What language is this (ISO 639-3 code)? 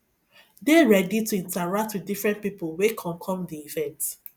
pcm